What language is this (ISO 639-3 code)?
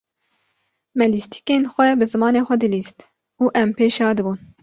kur